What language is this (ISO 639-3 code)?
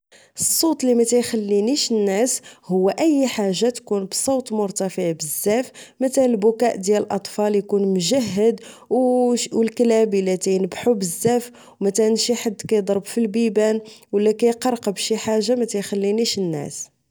ary